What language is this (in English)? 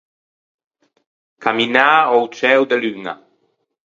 Ligurian